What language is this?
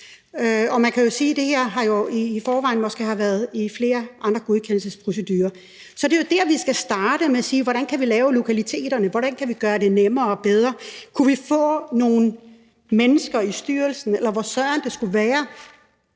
Danish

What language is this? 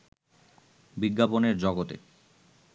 Bangla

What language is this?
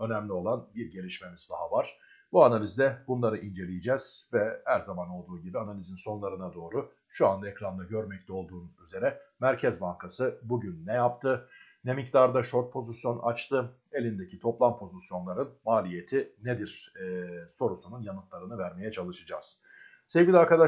Turkish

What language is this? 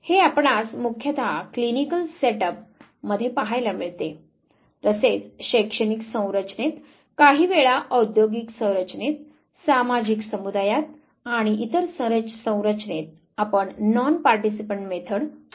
Marathi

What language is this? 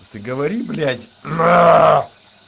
Russian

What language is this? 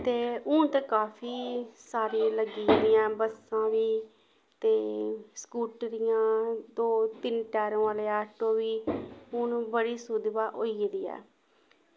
Dogri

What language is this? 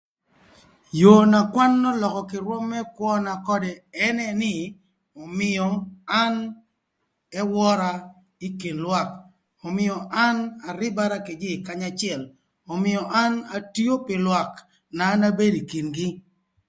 Thur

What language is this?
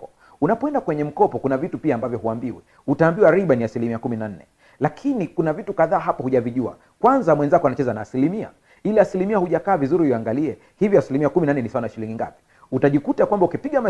Swahili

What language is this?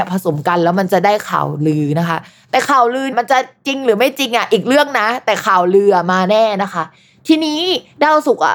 Thai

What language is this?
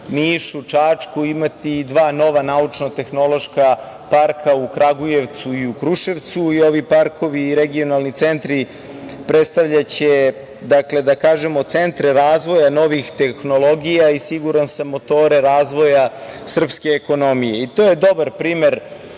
Serbian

